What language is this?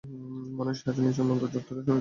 Bangla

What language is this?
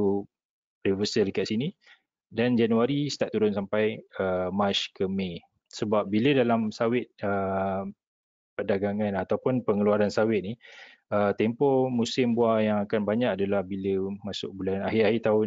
Malay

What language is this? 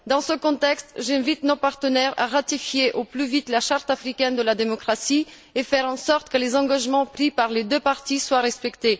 French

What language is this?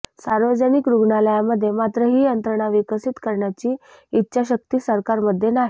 Marathi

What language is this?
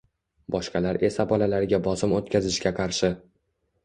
Uzbek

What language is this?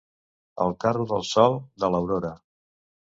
Catalan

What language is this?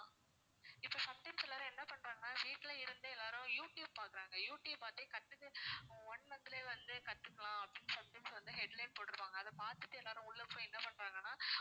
Tamil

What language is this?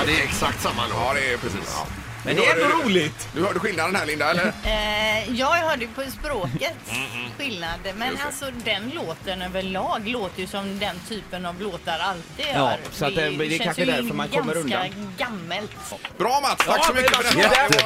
Swedish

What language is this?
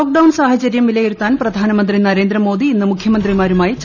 Malayalam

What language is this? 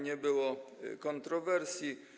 Polish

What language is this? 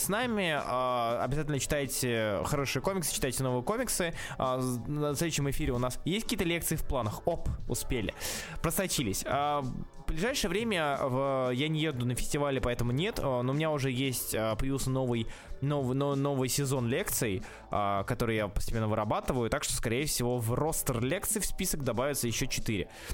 Russian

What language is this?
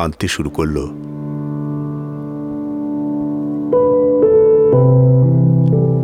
Bangla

